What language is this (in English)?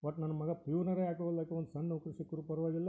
Kannada